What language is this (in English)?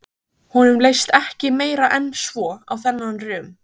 Icelandic